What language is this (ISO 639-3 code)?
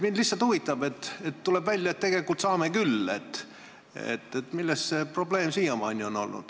est